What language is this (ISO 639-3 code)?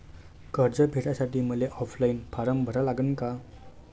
mar